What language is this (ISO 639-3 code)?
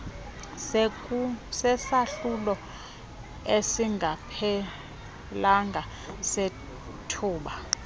xho